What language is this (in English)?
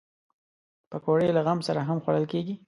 Pashto